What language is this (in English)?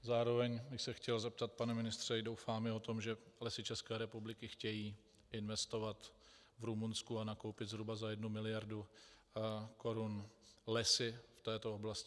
Czech